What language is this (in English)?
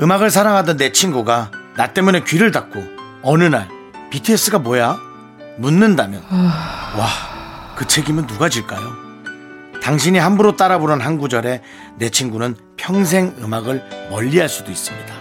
Korean